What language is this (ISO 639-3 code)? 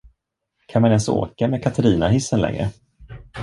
swe